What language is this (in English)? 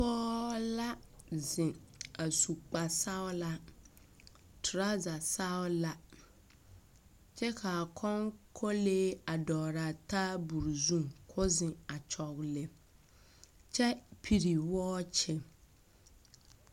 Southern Dagaare